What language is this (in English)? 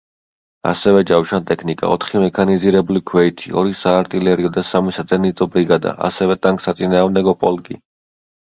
Georgian